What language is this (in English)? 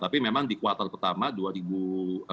Indonesian